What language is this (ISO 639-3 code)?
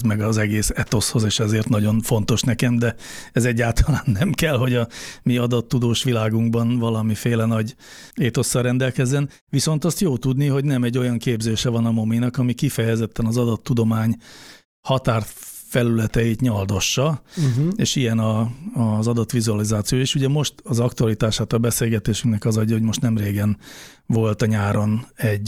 hun